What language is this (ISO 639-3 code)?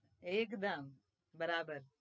guj